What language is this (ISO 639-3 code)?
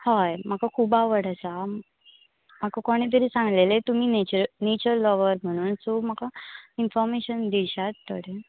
kok